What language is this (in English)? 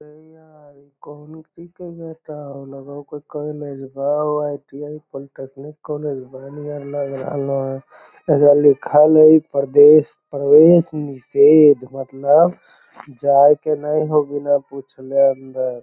Magahi